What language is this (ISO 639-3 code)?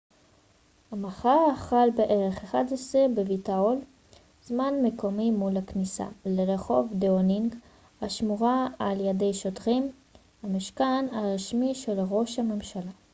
heb